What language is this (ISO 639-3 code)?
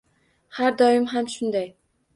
uzb